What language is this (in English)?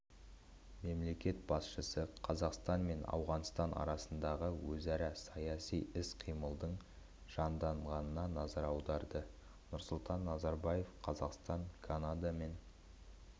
Kazakh